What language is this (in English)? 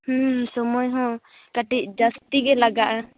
Santali